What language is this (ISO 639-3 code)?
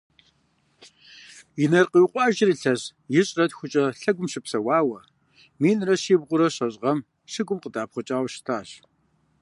kbd